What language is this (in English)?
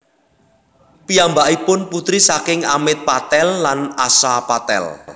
Javanese